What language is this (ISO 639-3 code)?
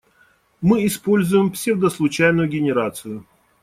rus